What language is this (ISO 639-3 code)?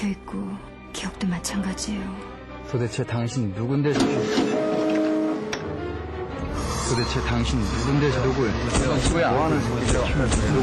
kor